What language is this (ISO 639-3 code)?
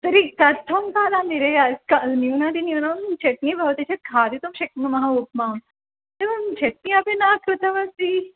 san